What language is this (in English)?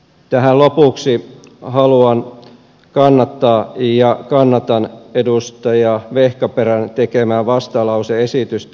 Finnish